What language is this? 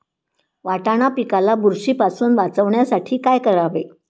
Marathi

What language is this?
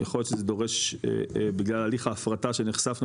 Hebrew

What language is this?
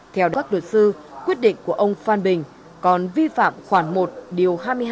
Vietnamese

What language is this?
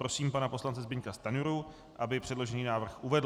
Czech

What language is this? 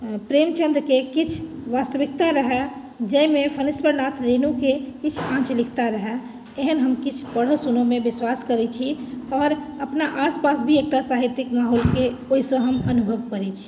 Maithili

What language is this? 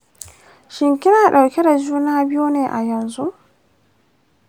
Hausa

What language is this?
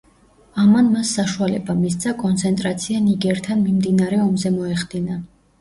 Georgian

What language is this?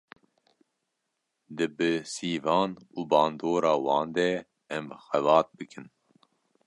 Kurdish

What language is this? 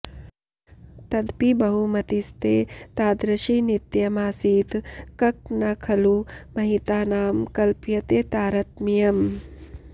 Sanskrit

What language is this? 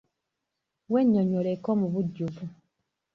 Ganda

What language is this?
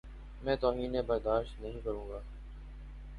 Urdu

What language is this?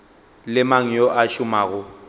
Northern Sotho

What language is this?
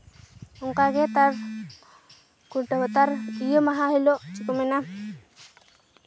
Santali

